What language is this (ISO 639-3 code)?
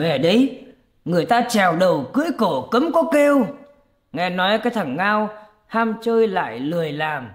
vie